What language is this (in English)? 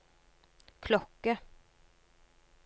Norwegian